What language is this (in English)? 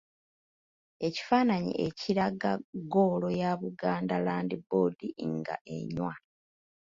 Ganda